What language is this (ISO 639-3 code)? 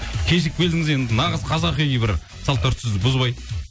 kaz